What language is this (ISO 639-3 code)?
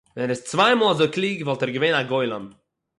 yid